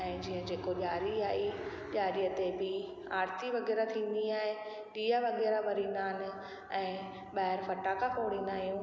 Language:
Sindhi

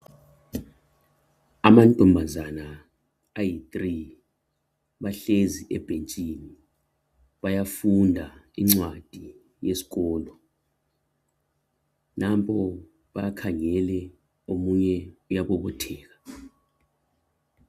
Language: North Ndebele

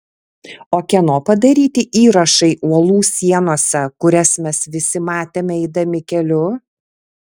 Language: Lithuanian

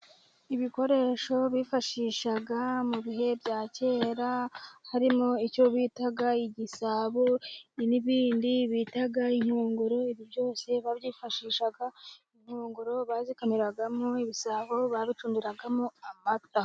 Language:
Kinyarwanda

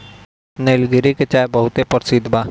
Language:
Bhojpuri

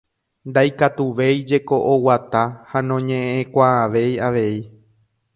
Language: Guarani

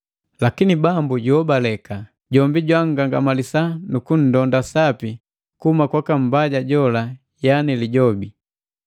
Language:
Matengo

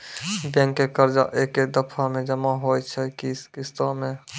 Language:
Maithili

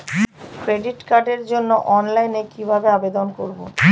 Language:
Bangla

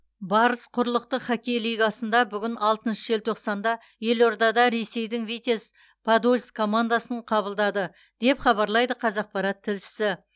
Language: Kazakh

